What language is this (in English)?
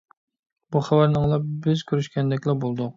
Uyghur